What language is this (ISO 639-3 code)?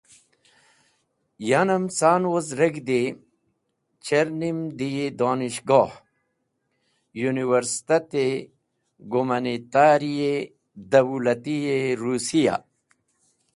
wbl